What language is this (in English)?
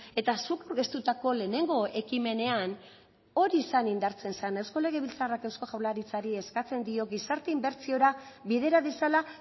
Basque